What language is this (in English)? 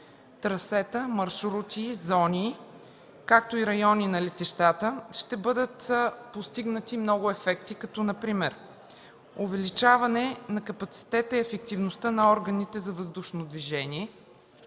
Bulgarian